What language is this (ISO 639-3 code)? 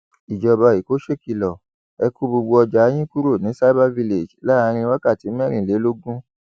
yor